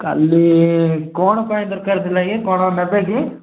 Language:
Odia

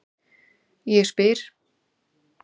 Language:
Icelandic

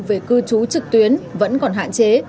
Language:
Vietnamese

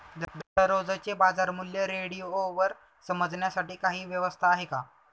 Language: Marathi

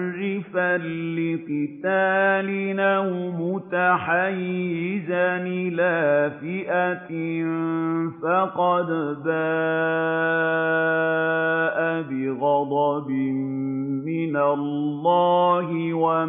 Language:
Arabic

